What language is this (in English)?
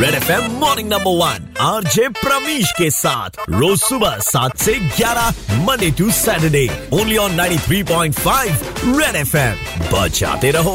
Hindi